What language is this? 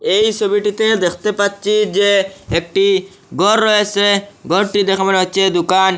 Bangla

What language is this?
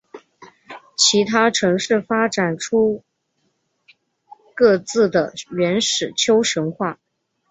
Chinese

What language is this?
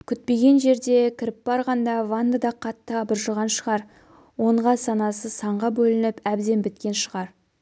Kazakh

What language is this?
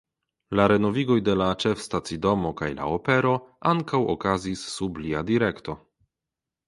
Esperanto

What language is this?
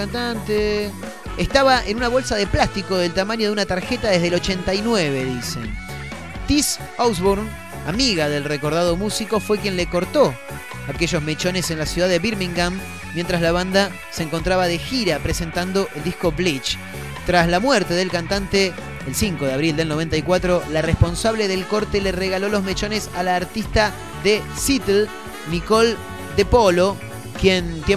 Spanish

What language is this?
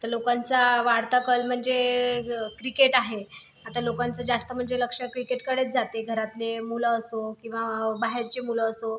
Marathi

